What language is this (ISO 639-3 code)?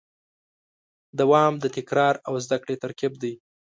pus